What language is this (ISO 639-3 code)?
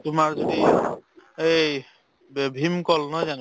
asm